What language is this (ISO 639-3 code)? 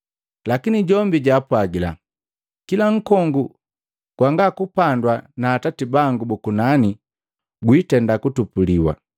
mgv